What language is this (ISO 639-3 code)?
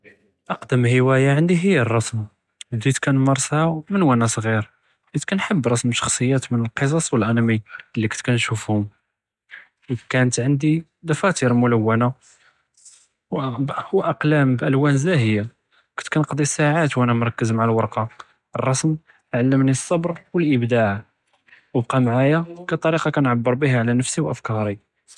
jrb